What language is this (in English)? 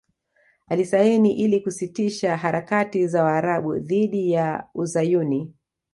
Swahili